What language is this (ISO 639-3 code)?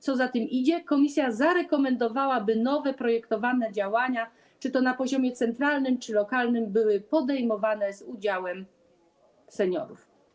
pol